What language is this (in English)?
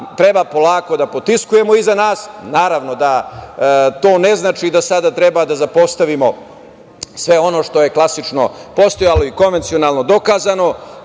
Serbian